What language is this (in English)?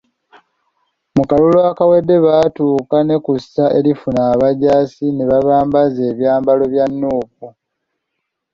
Ganda